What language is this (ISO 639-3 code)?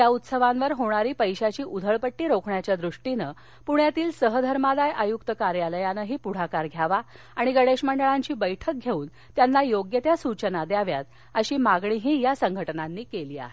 mar